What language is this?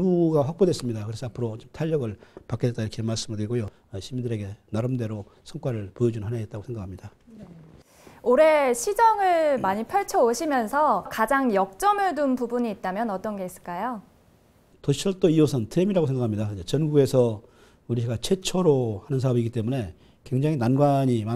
Korean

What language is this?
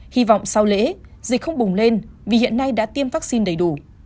Vietnamese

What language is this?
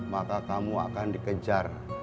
Indonesian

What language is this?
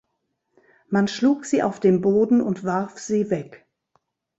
German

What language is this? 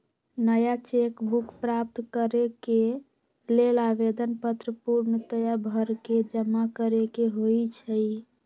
Magahi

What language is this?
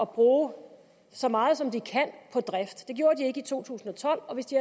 Danish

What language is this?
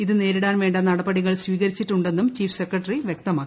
Malayalam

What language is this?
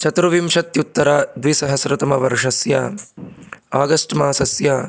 Sanskrit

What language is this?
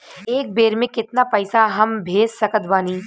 Bhojpuri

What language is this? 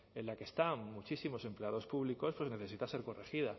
Spanish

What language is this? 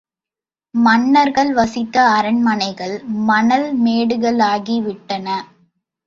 Tamil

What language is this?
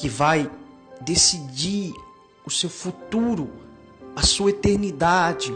Portuguese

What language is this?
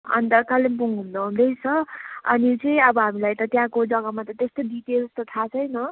Nepali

